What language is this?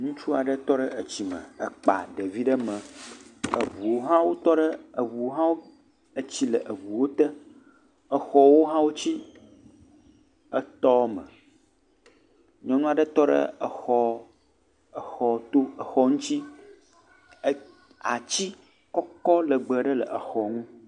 Ewe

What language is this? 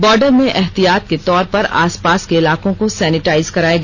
Hindi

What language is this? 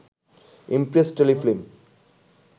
Bangla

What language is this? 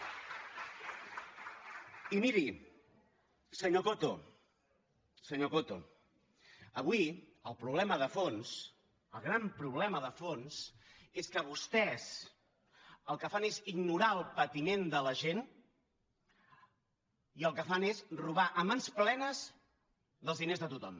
Catalan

